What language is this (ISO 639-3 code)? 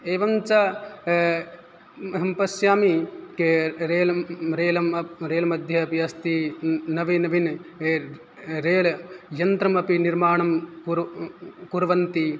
san